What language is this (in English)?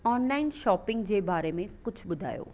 Sindhi